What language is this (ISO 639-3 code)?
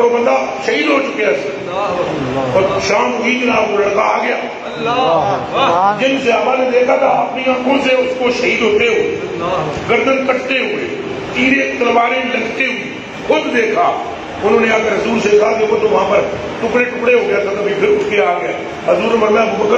ron